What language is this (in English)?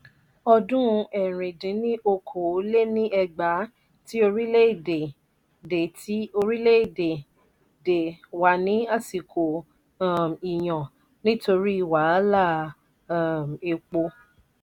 Yoruba